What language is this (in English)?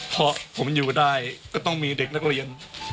Thai